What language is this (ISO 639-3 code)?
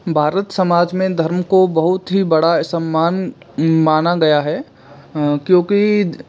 hin